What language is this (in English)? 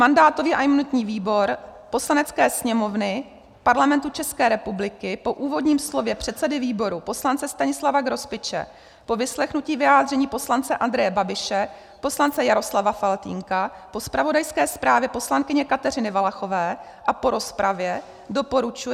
Czech